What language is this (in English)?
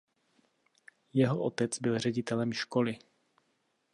Czech